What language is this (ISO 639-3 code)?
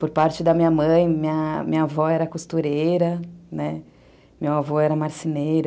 por